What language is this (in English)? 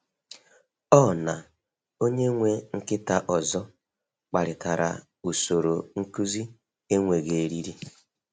Igbo